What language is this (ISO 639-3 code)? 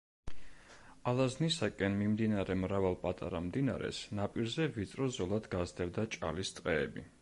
kat